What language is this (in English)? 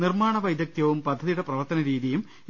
Malayalam